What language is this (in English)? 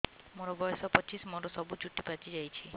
Odia